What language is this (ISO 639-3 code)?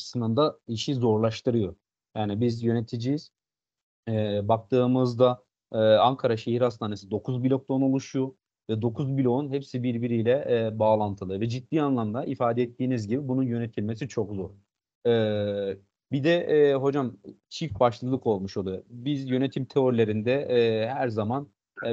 tur